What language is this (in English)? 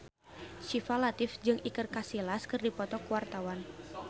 Sundanese